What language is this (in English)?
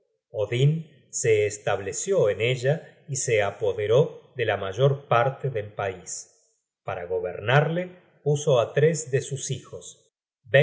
Spanish